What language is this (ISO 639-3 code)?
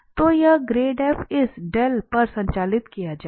hin